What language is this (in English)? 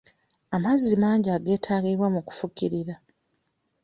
Ganda